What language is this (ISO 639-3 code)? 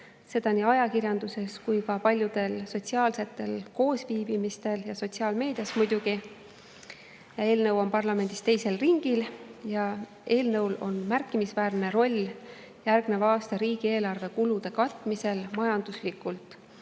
est